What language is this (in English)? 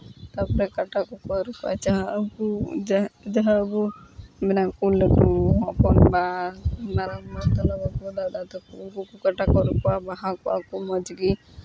Santali